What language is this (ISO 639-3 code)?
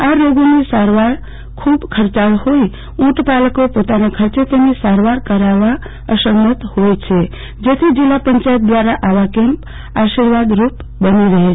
guj